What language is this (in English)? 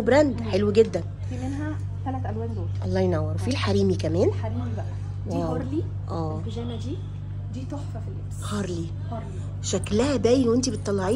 Arabic